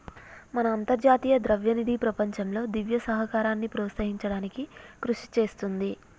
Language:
Telugu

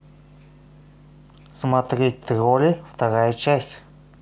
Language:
Russian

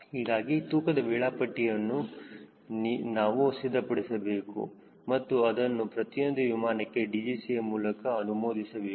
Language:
Kannada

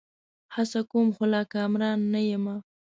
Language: Pashto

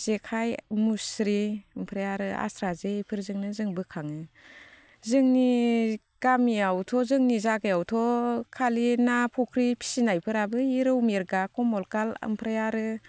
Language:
Bodo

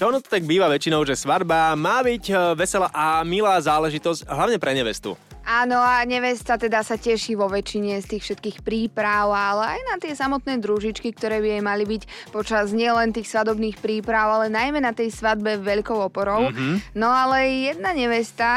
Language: Slovak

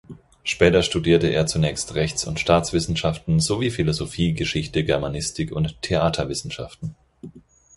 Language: German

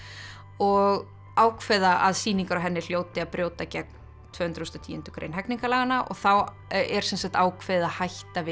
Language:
Icelandic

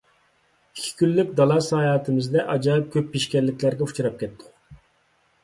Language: Uyghur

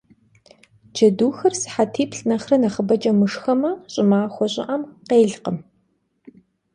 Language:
Kabardian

